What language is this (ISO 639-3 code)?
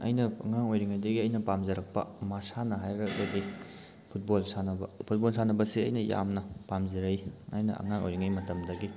mni